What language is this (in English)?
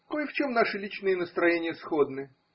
Russian